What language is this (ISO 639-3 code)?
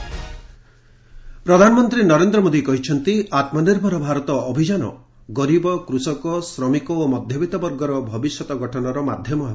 ori